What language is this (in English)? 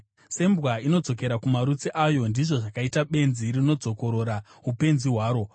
Shona